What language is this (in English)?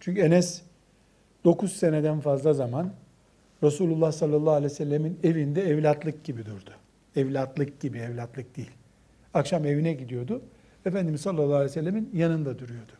Turkish